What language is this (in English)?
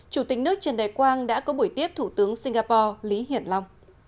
Vietnamese